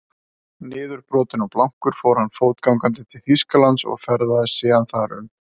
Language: Icelandic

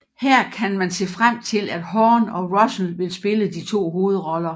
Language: Danish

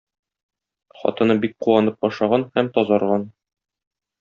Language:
Tatar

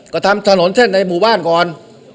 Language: Thai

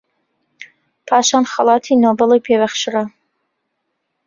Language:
Central Kurdish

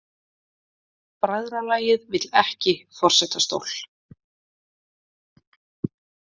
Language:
Icelandic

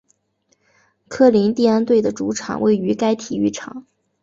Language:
Chinese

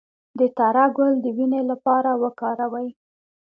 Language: Pashto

